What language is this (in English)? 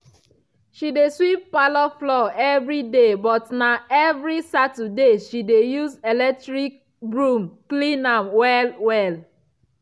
Nigerian Pidgin